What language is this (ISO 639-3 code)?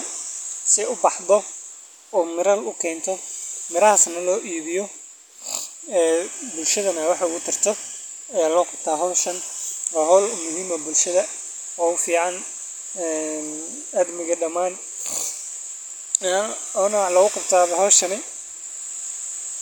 som